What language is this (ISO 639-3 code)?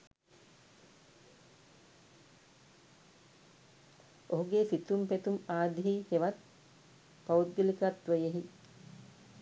sin